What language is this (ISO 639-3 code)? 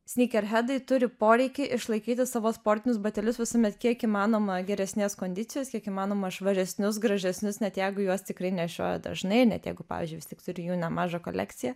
lit